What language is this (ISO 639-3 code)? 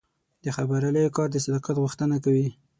pus